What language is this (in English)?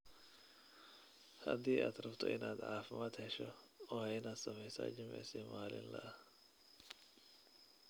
Somali